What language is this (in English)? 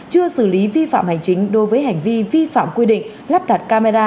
Vietnamese